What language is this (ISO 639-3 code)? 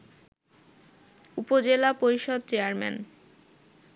ben